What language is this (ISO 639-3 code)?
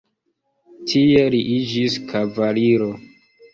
epo